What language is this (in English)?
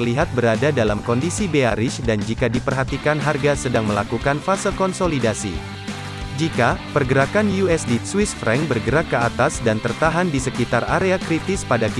Indonesian